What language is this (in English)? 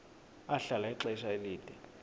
Xhosa